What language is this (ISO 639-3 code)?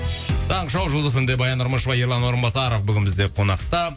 kaz